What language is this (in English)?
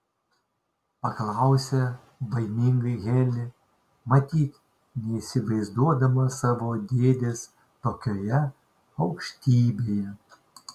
Lithuanian